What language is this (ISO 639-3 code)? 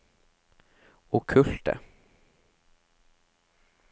nor